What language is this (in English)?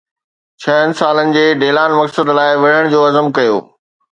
Sindhi